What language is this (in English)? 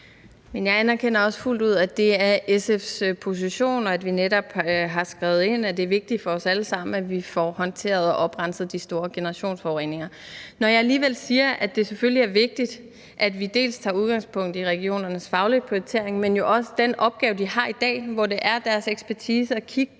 Danish